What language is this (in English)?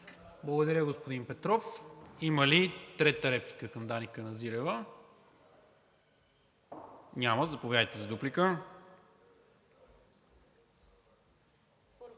Bulgarian